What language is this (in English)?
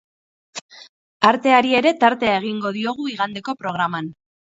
Basque